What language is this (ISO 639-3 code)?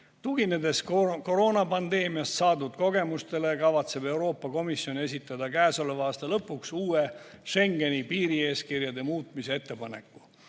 est